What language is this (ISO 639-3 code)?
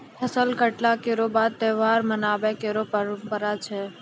mai